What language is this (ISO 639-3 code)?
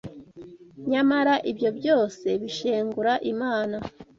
kin